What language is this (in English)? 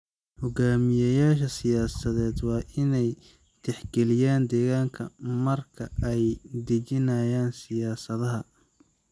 Somali